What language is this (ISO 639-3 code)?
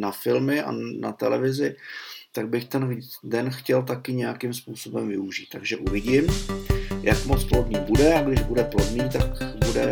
ces